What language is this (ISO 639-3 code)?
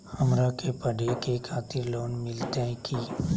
mag